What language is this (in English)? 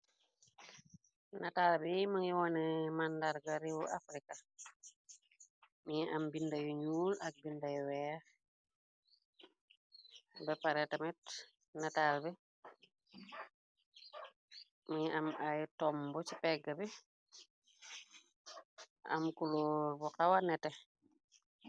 Wolof